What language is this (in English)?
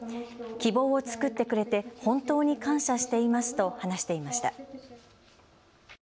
Japanese